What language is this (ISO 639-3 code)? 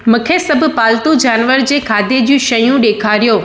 snd